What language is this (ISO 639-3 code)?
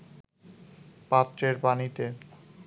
ben